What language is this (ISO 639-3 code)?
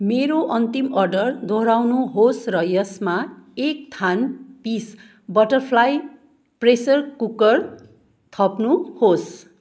nep